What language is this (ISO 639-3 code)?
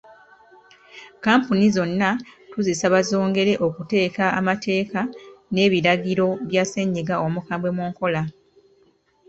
lug